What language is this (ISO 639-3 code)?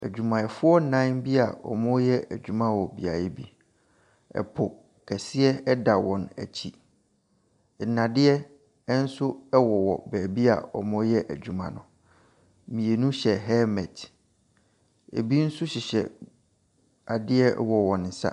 aka